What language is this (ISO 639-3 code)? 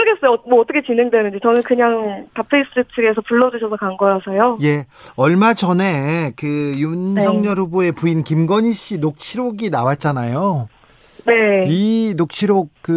kor